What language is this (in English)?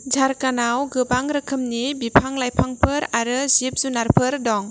Bodo